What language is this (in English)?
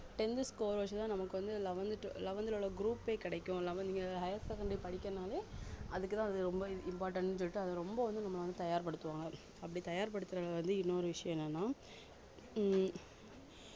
Tamil